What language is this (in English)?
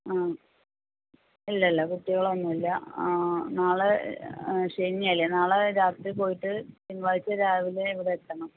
Malayalam